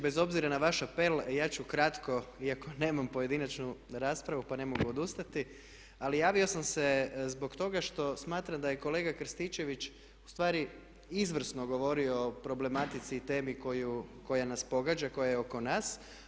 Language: Croatian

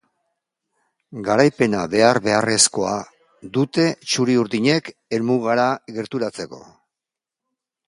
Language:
Basque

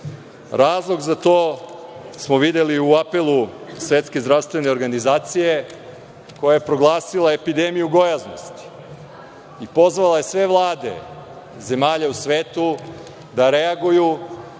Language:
Serbian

